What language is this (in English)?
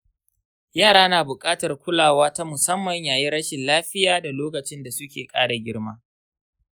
Hausa